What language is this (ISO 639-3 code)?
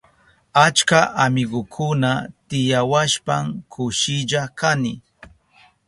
qup